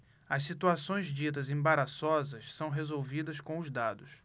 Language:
Portuguese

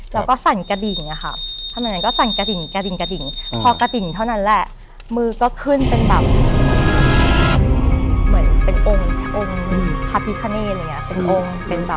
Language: Thai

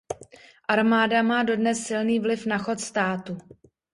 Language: Czech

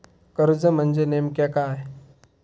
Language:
Marathi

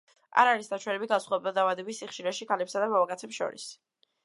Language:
Georgian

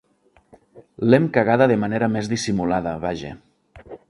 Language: Catalan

